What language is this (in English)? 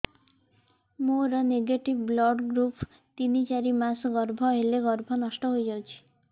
Odia